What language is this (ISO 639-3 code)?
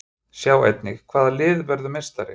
isl